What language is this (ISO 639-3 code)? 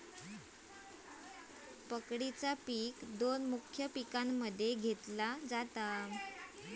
mar